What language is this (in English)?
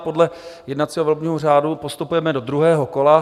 Czech